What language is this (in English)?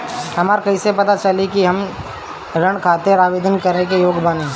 Bhojpuri